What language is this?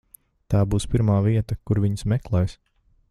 Latvian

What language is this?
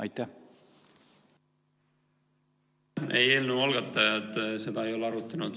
Estonian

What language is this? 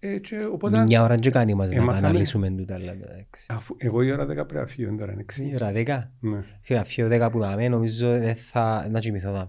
Greek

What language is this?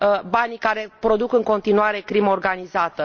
Romanian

